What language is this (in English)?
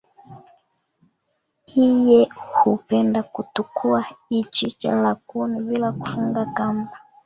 Swahili